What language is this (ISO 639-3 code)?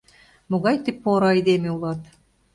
chm